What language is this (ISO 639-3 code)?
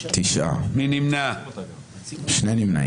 heb